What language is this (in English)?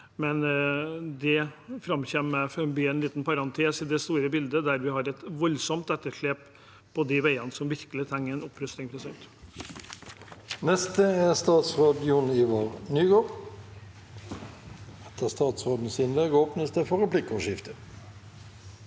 Norwegian